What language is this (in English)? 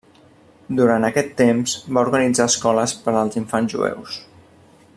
Catalan